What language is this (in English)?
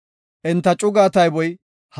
Gofa